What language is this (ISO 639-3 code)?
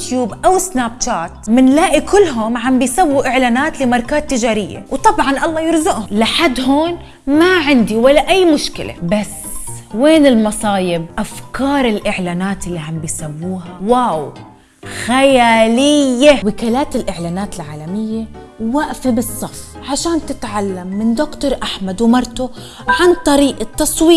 ara